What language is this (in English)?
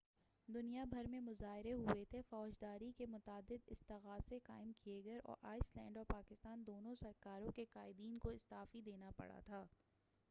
Urdu